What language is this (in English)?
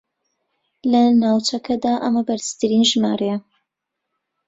Central Kurdish